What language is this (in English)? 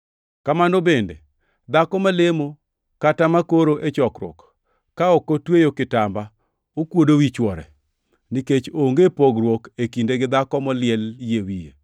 Luo (Kenya and Tanzania)